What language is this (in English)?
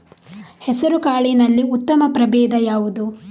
Kannada